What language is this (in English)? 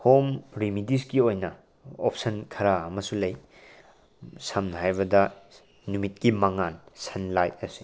Manipuri